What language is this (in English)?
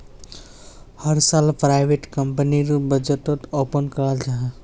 Magahi